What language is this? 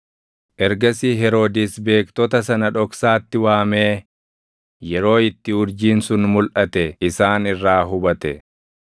Oromo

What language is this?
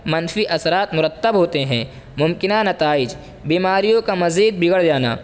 Urdu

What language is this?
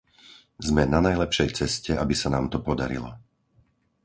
Slovak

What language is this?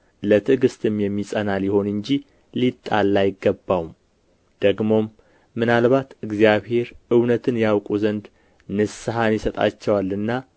Amharic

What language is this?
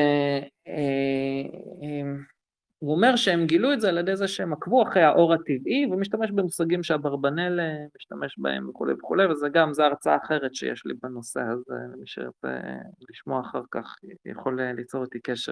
Hebrew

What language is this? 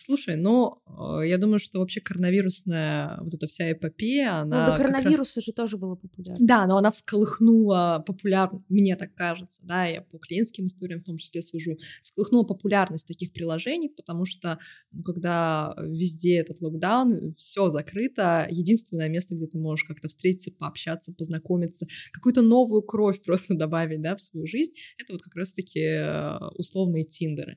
Russian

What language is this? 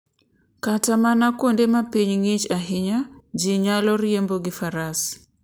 Luo (Kenya and Tanzania)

